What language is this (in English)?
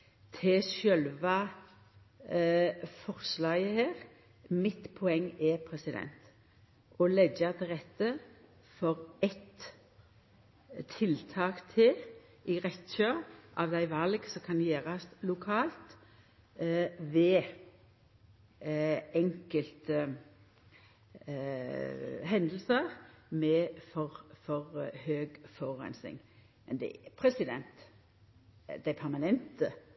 Norwegian Nynorsk